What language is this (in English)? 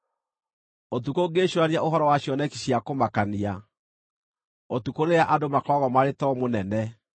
Kikuyu